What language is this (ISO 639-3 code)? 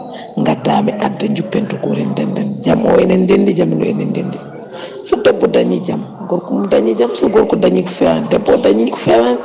ful